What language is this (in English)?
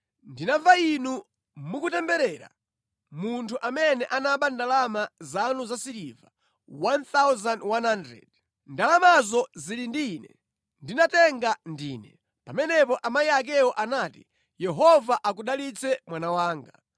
Nyanja